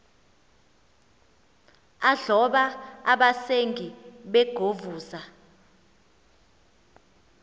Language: Xhosa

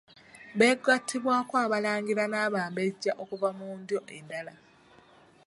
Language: Ganda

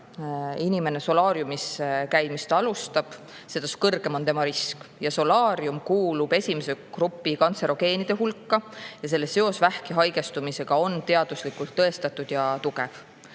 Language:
Estonian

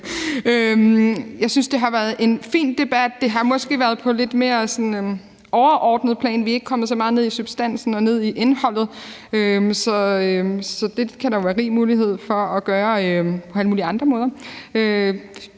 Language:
Danish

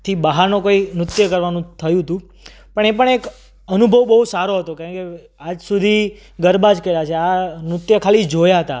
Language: Gujarati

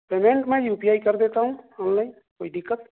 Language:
Urdu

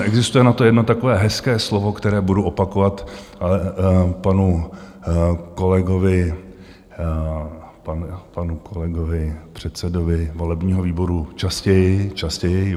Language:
Czech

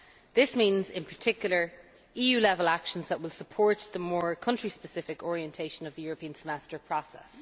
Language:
English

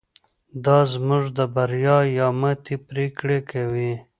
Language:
Pashto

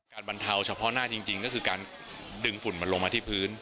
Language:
Thai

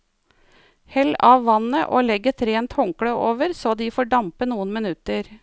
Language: Norwegian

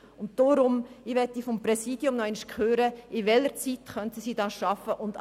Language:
Swiss German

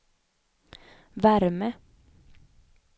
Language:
Swedish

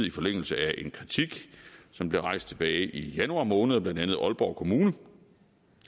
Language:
Danish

